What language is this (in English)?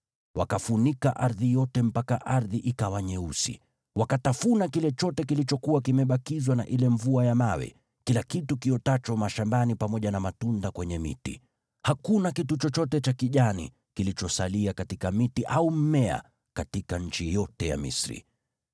Swahili